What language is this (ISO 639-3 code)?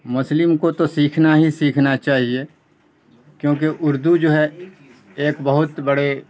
urd